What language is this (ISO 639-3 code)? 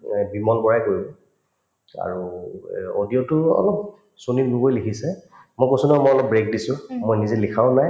asm